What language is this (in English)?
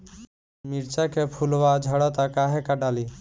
Bhojpuri